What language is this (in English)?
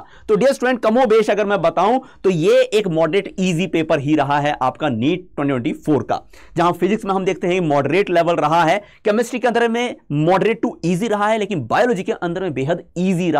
Hindi